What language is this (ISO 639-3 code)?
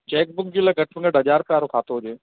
snd